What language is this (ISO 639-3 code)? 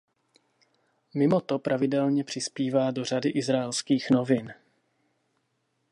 ces